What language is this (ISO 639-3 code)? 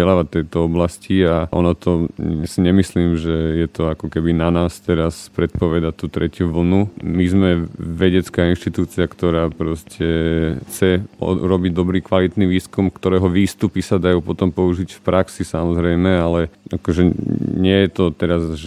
slk